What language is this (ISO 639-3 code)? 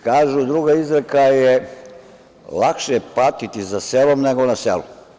srp